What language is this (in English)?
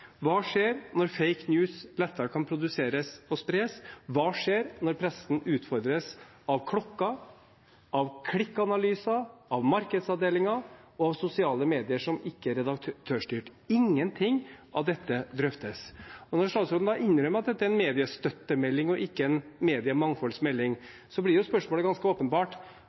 Norwegian Bokmål